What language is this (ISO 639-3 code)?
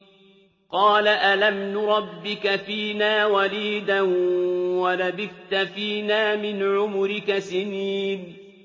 ara